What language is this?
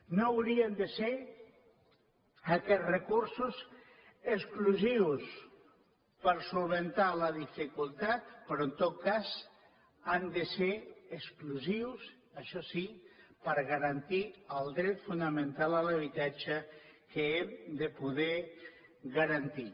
Catalan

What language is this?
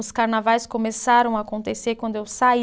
Portuguese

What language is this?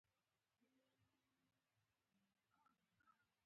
Pashto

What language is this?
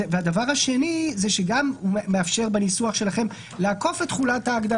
Hebrew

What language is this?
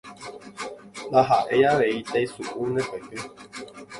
Guarani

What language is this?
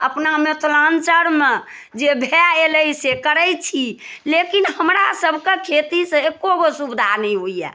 Maithili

